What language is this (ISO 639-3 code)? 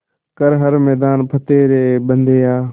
hin